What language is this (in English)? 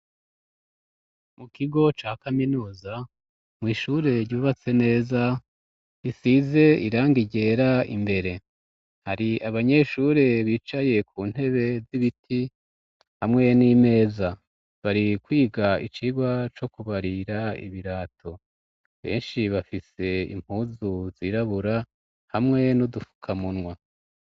Rundi